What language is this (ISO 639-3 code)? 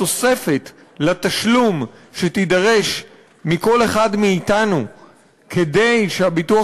heb